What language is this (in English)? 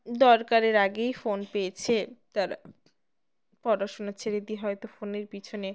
Bangla